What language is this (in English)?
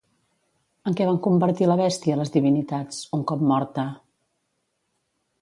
Catalan